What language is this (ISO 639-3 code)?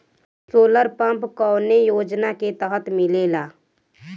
bho